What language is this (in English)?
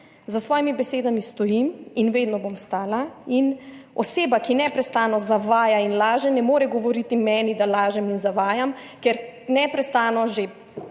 Slovenian